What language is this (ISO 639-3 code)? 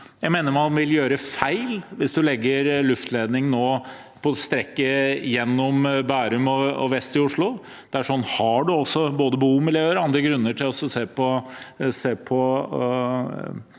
nor